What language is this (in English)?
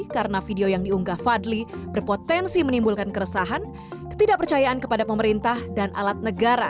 Indonesian